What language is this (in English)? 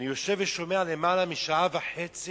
Hebrew